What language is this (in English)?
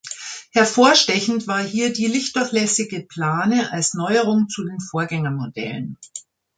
German